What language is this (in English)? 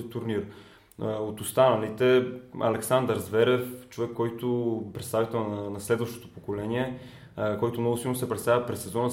Bulgarian